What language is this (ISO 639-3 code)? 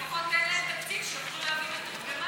heb